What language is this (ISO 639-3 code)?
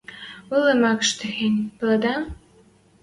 mrj